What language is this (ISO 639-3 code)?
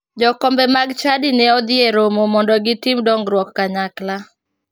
luo